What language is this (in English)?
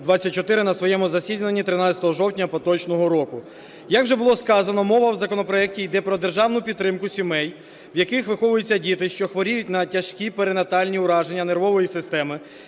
Ukrainian